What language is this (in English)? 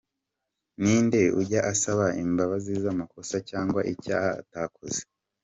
Kinyarwanda